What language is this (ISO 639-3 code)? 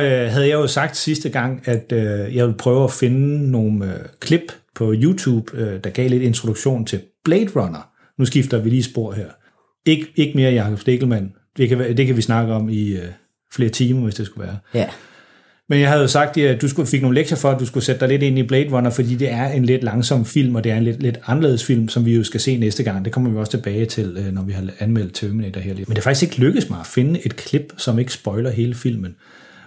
dan